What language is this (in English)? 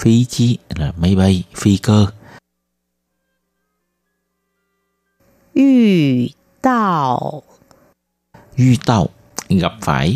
Vietnamese